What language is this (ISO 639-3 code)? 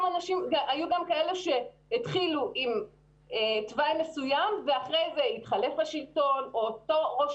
heb